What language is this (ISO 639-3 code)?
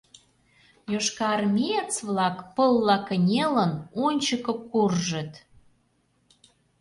chm